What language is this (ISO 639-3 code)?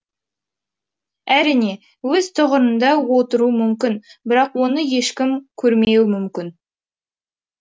kaz